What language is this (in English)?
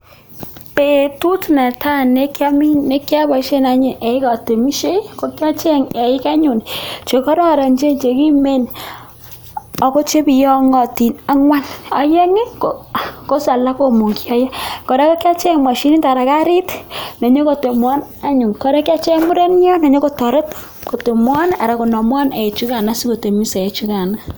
Kalenjin